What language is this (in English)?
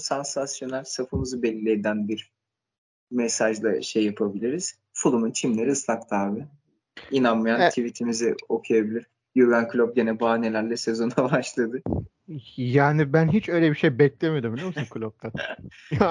Turkish